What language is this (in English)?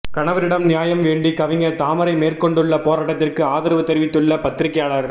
Tamil